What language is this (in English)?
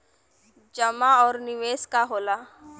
Bhojpuri